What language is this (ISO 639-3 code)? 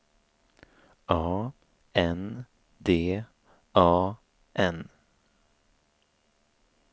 swe